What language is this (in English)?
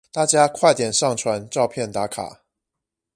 Chinese